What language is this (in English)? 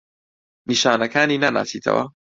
Central Kurdish